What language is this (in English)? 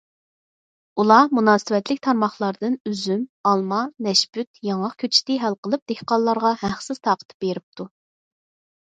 Uyghur